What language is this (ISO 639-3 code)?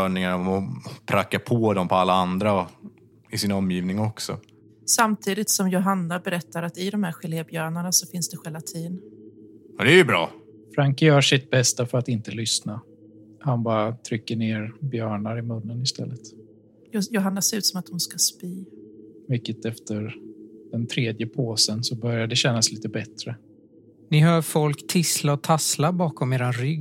swe